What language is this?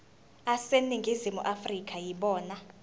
Zulu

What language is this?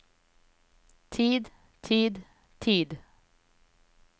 Norwegian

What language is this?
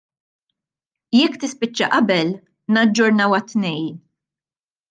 Maltese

